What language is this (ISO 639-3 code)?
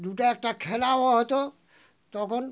ben